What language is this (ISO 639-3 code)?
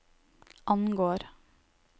nor